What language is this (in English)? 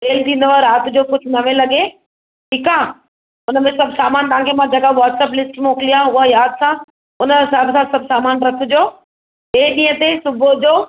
Sindhi